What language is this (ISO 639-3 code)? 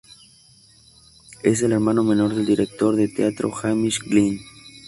spa